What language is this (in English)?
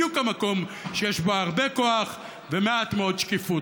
Hebrew